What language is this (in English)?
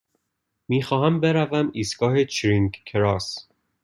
Persian